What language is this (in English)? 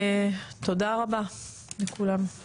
Hebrew